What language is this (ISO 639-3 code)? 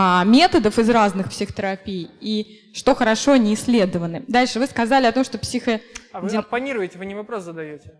rus